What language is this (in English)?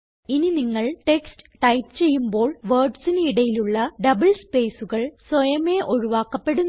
Malayalam